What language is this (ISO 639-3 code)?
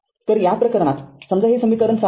mar